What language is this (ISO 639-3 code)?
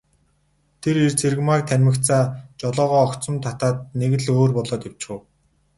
mon